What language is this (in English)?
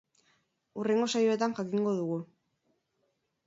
Basque